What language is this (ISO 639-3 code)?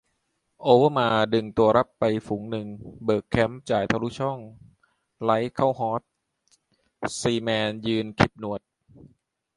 tha